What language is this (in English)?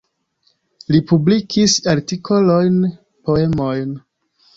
Esperanto